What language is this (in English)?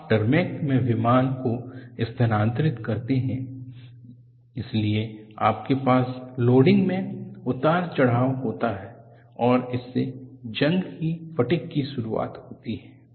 Hindi